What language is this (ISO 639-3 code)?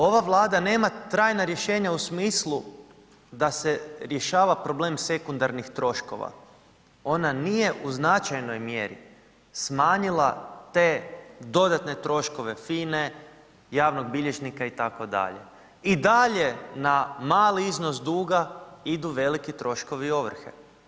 hrv